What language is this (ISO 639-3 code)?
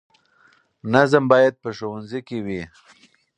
pus